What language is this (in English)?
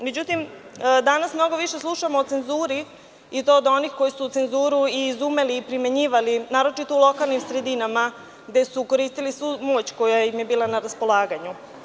Serbian